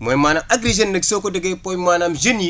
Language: Wolof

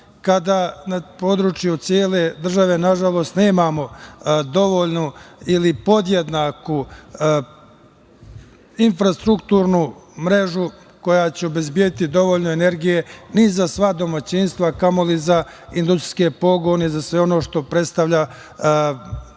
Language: Serbian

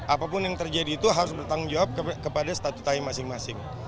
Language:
Indonesian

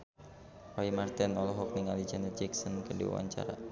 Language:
Sundanese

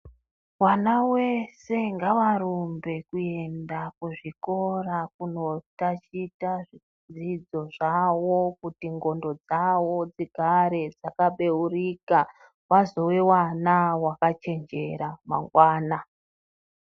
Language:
Ndau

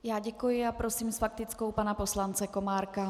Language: Czech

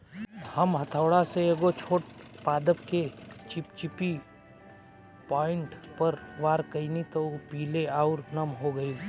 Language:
Bhojpuri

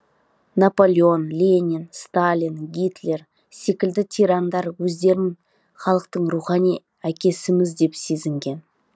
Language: Kazakh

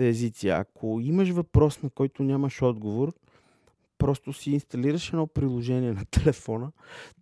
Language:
Bulgarian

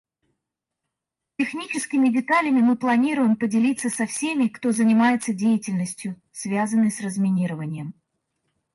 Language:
Russian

